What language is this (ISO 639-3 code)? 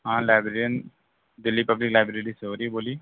urd